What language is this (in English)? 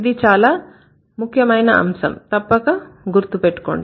Telugu